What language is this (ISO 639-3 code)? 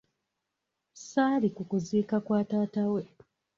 lug